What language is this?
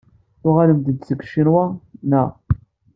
Kabyle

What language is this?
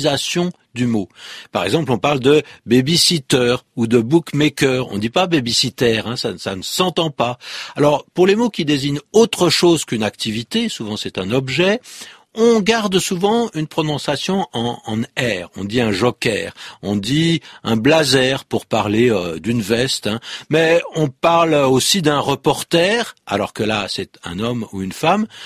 French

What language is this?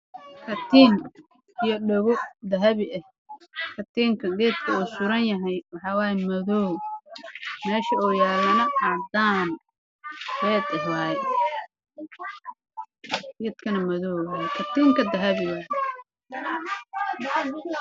Somali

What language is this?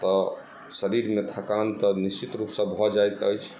Maithili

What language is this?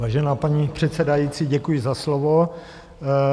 Czech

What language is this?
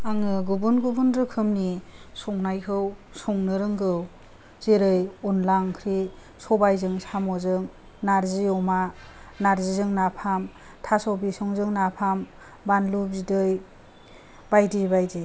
Bodo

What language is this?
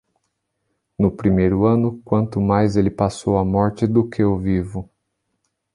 Portuguese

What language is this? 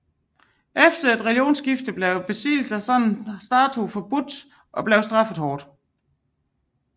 Danish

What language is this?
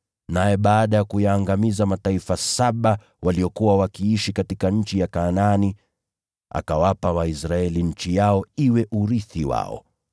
Swahili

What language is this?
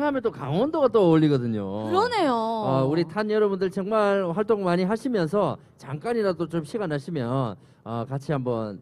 Korean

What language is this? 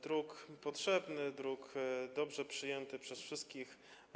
Polish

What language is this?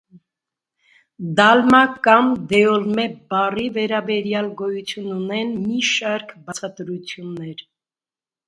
Armenian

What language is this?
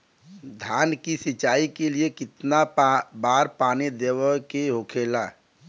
Bhojpuri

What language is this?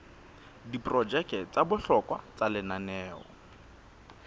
Southern Sotho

